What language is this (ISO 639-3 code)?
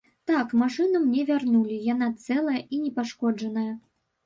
bel